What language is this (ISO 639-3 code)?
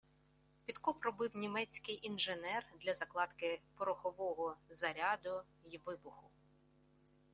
ukr